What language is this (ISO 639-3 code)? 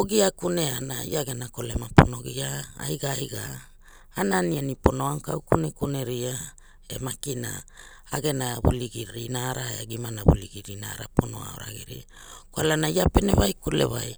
hul